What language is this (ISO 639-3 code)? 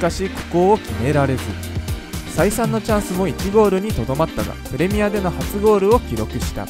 jpn